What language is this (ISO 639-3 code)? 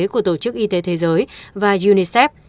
vie